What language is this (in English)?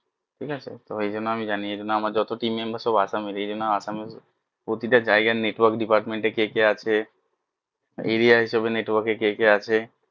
Bangla